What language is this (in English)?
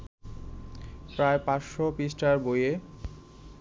Bangla